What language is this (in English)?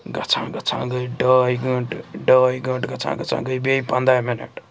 Kashmiri